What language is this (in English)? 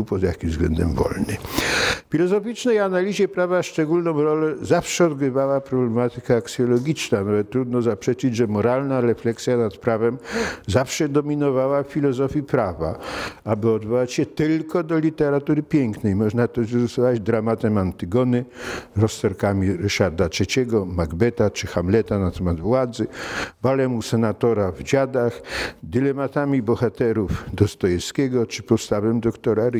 Polish